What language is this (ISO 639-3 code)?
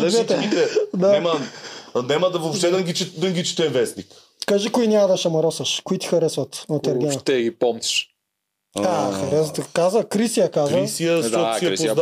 bul